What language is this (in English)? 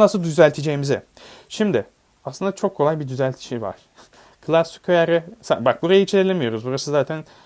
Turkish